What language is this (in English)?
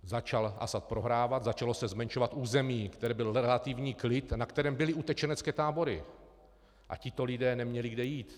Czech